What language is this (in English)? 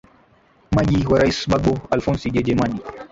Swahili